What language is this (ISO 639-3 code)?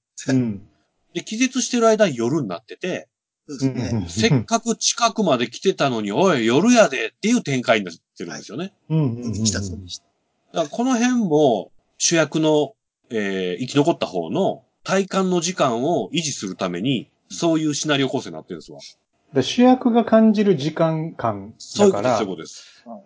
jpn